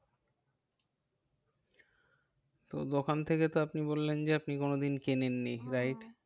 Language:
Bangla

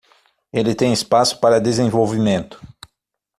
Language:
Portuguese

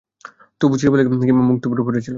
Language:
Bangla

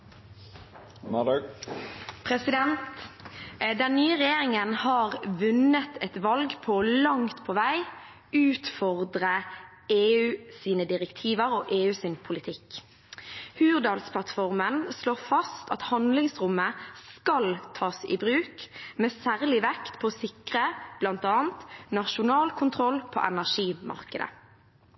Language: Norwegian Bokmål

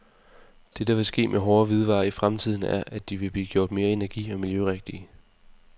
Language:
Danish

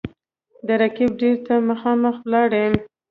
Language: Pashto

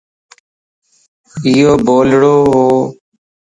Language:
Lasi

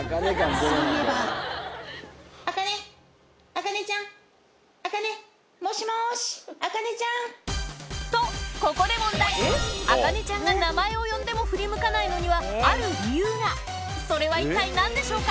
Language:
Japanese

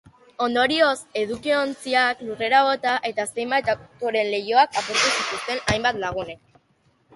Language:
Basque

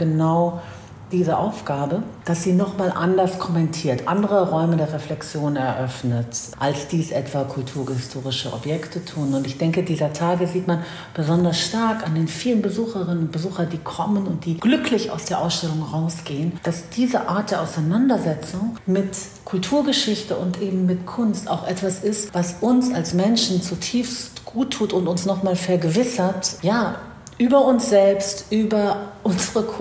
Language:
German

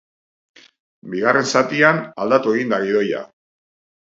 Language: Basque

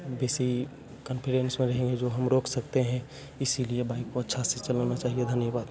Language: Hindi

